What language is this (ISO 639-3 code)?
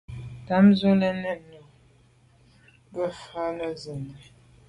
byv